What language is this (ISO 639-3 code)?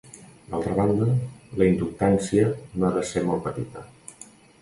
cat